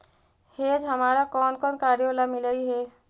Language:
Magahi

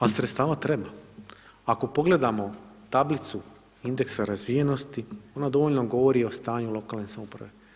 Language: Croatian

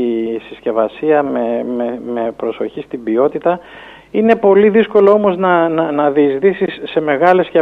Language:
Greek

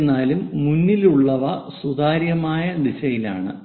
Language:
Malayalam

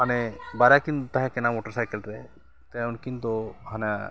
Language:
Santali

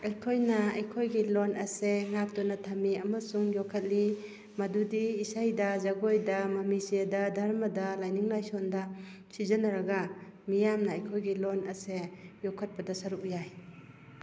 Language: Manipuri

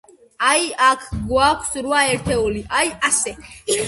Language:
Georgian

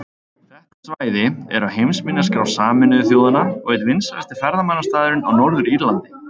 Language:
Icelandic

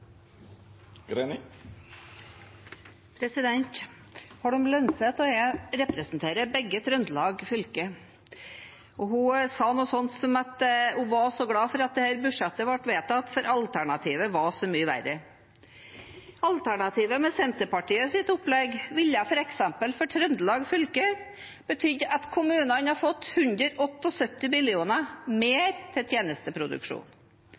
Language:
Norwegian Bokmål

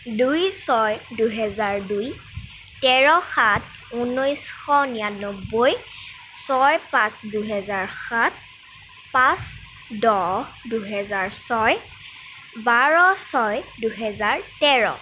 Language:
Assamese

